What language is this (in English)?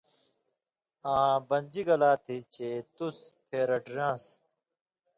Indus Kohistani